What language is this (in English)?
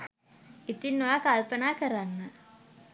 Sinhala